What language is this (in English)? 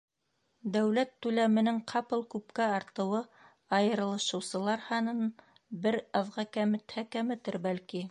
Bashkir